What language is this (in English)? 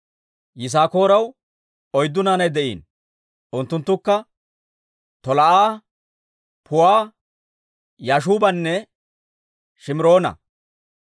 Dawro